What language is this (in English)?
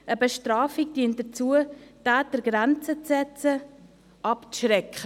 Swiss German